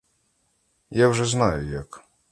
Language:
Ukrainian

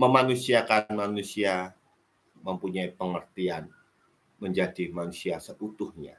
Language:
Indonesian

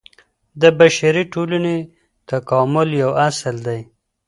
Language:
Pashto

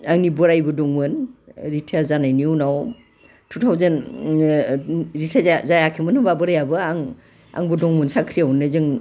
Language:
Bodo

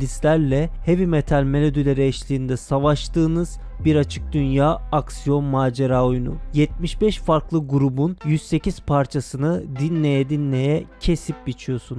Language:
Turkish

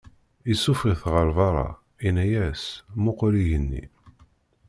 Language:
Kabyle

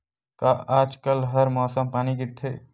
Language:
Chhattisgarhi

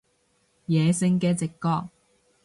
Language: Cantonese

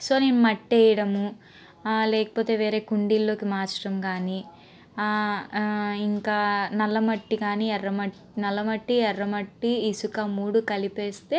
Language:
Telugu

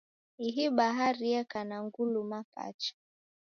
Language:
Taita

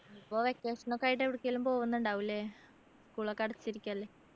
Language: Malayalam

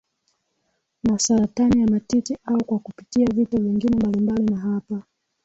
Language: Swahili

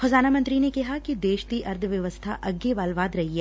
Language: Punjabi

